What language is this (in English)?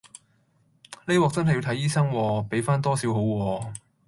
Cantonese